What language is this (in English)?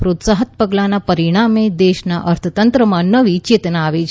Gujarati